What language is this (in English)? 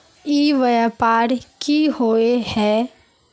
Magahi